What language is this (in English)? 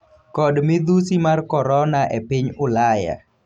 Luo (Kenya and Tanzania)